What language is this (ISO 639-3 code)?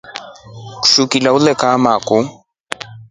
rof